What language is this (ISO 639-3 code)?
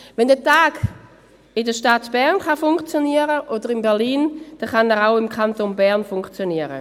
gsw